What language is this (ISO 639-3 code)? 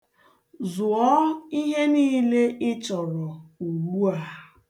ibo